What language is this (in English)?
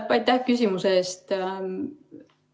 Estonian